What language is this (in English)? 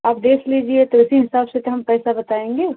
Hindi